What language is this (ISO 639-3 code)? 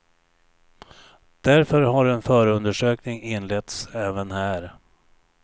swe